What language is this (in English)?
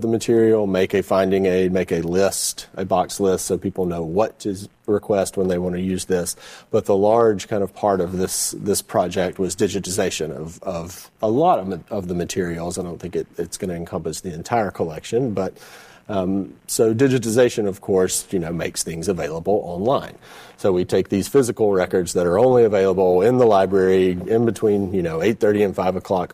English